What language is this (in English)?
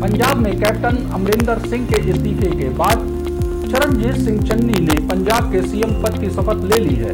Hindi